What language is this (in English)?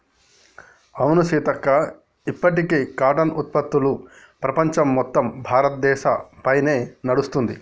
Telugu